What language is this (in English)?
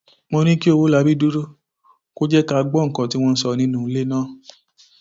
Yoruba